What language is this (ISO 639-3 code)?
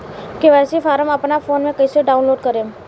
bho